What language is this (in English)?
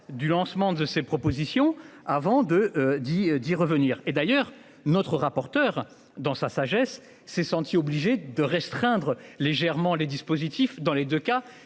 French